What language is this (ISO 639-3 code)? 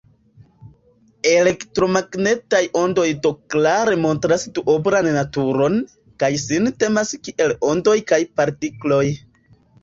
epo